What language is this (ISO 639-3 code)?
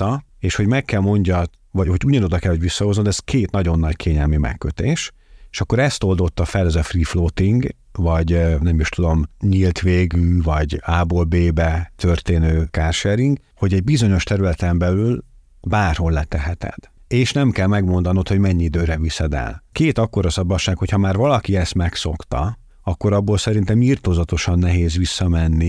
hun